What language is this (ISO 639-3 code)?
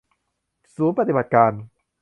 tha